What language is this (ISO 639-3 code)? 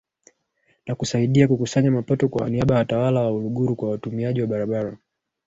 swa